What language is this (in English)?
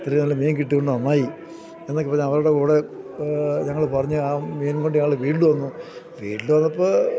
Malayalam